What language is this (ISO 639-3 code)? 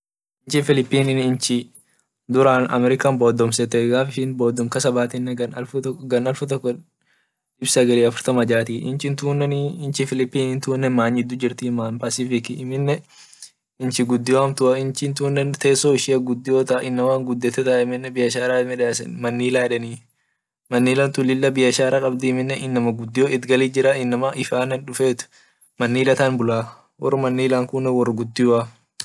orc